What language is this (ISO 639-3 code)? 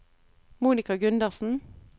nor